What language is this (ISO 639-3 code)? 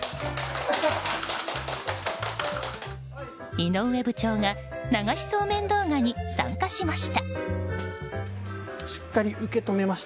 jpn